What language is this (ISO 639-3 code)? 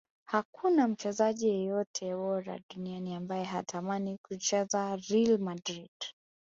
swa